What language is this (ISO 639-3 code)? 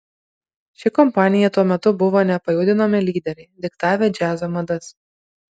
lit